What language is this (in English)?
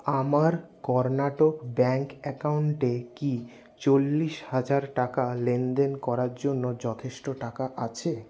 Bangla